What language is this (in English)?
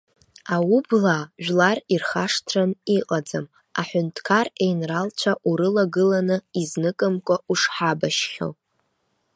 Abkhazian